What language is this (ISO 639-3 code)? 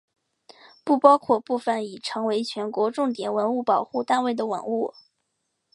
zho